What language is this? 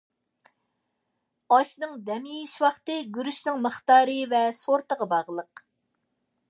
Uyghur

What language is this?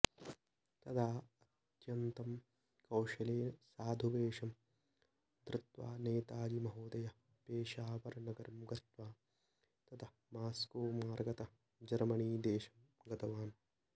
Sanskrit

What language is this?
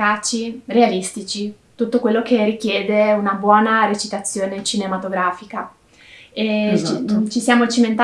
Italian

